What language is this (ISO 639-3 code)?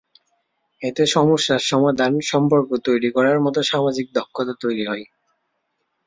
ben